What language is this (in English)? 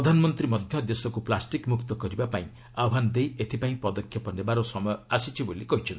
Odia